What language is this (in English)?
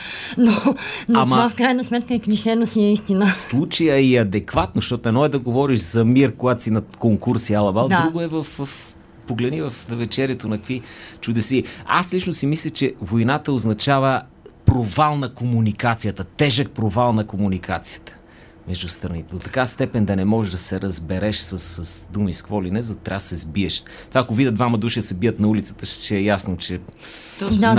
Bulgarian